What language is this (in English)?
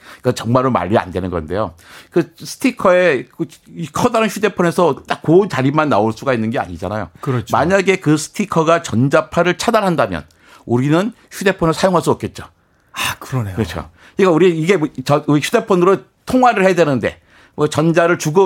Korean